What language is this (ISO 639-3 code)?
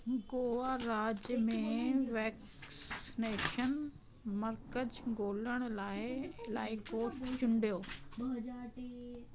snd